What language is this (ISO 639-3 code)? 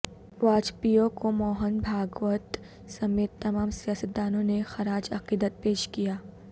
urd